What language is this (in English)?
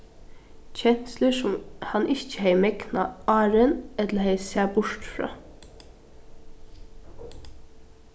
Faroese